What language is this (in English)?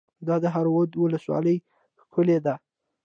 Pashto